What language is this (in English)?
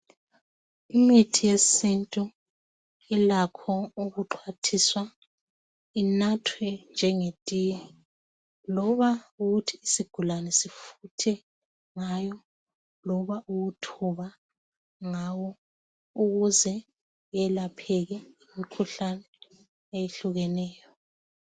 North Ndebele